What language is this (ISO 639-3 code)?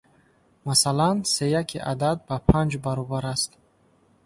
tgk